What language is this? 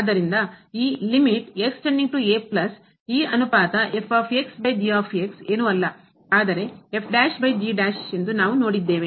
Kannada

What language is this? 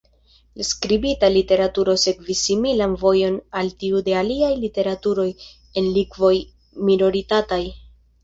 Esperanto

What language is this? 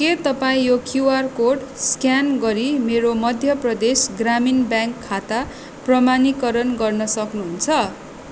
Nepali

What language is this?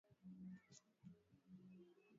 Swahili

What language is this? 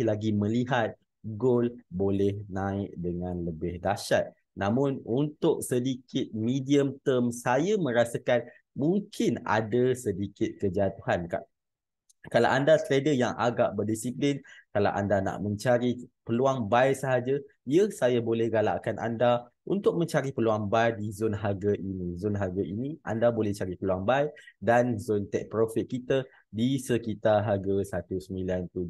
Malay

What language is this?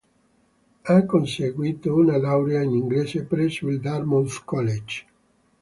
Italian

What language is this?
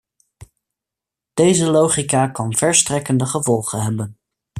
Dutch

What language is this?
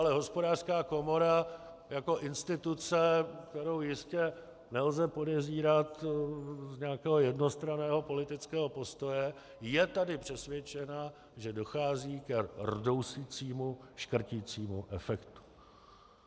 Czech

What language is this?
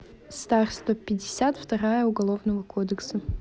Russian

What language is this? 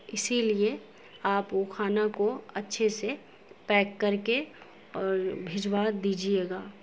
Urdu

